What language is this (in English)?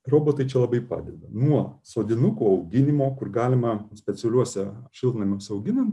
Lithuanian